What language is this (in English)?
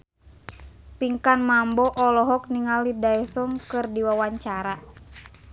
Sundanese